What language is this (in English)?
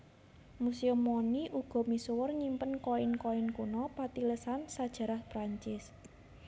Javanese